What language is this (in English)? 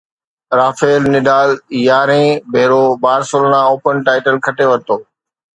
Sindhi